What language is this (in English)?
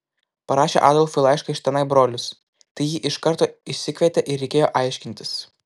Lithuanian